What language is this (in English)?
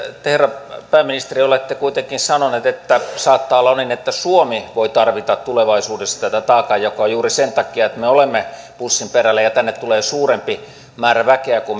Finnish